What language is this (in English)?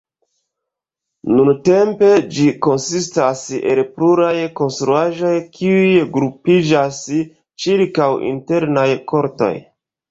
Esperanto